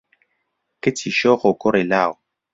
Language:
Central Kurdish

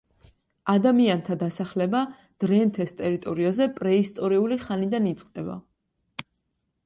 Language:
Georgian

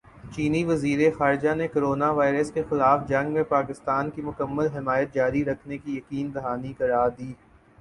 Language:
Urdu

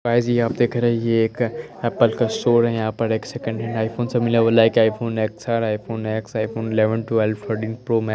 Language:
Hindi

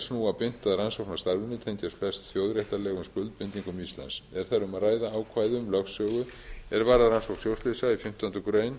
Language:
Icelandic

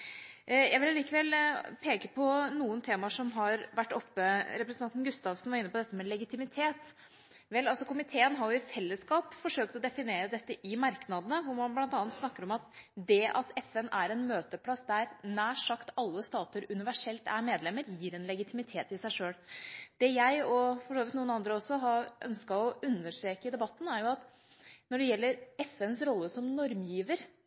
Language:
Norwegian Bokmål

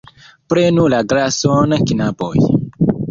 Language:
Esperanto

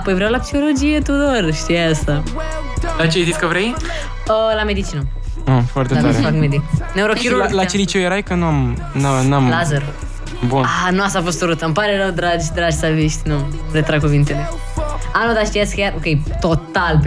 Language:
Romanian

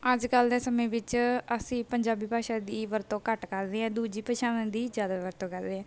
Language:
Punjabi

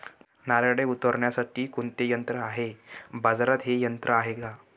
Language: Marathi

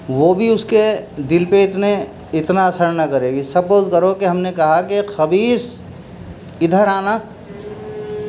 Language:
Urdu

